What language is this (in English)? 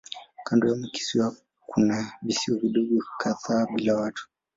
Swahili